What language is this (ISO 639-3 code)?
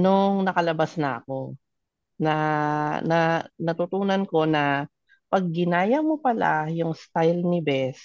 fil